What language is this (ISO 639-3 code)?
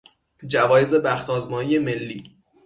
fas